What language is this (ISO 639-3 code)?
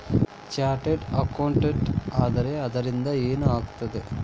kan